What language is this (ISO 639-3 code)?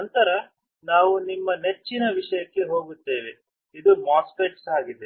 kan